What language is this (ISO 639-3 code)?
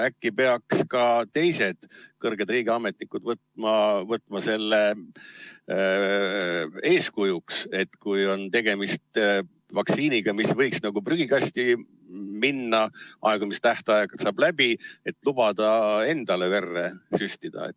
est